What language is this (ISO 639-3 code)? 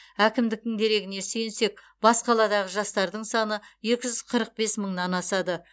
kaz